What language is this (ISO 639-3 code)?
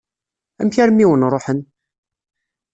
kab